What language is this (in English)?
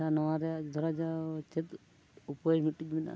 Santali